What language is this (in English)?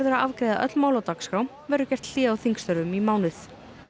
Icelandic